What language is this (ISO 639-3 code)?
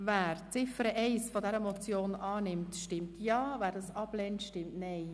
gsw